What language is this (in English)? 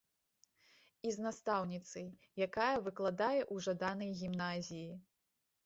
Belarusian